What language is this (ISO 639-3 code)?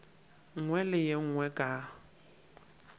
nso